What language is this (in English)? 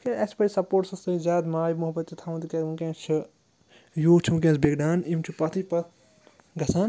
Kashmiri